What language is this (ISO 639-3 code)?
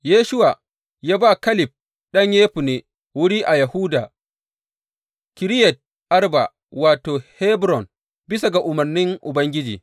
hau